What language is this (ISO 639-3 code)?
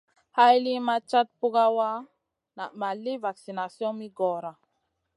mcn